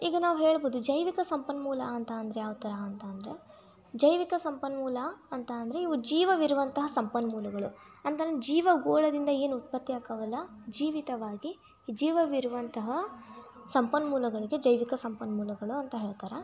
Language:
Kannada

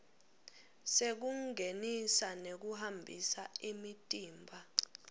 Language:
Swati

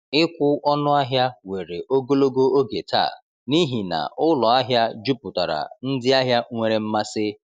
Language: Igbo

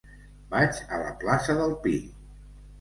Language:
Catalan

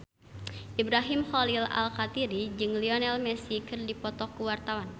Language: Sundanese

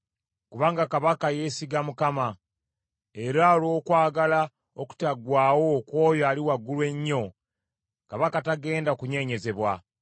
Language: Ganda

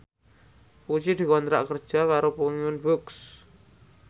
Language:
Javanese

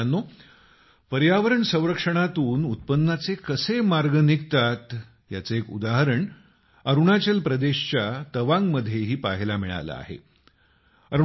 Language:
Marathi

